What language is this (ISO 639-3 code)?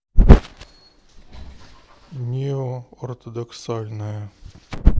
rus